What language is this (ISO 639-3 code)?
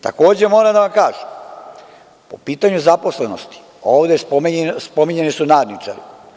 srp